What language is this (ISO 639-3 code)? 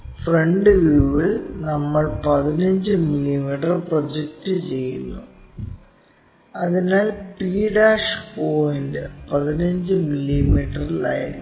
mal